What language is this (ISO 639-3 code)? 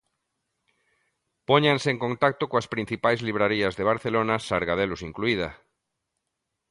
glg